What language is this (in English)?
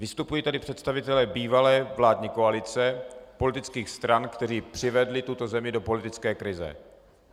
Czech